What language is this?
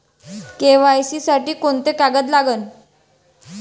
Marathi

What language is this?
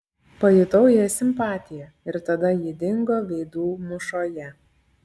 Lithuanian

